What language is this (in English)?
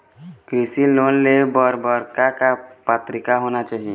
Chhattisgarhi